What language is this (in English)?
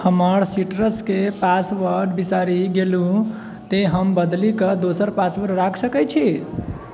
Maithili